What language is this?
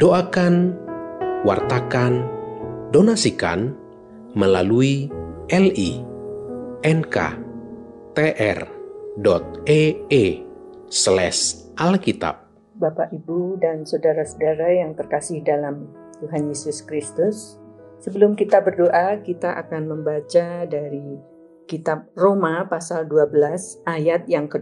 Indonesian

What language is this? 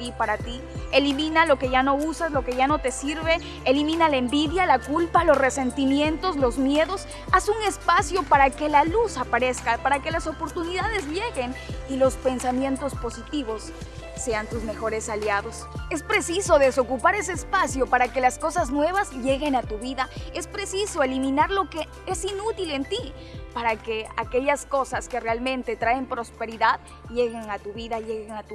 Spanish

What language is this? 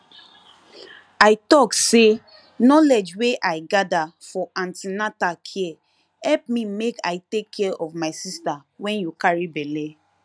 Nigerian Pidgin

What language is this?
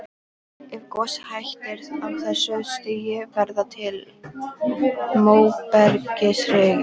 Icelandic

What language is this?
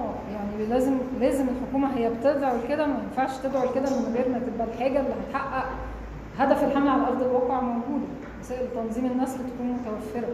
Arabic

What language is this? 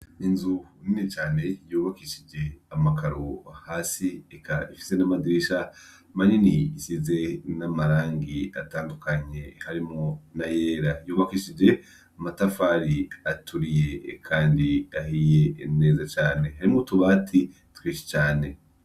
Rundi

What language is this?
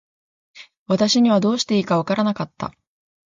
Japanese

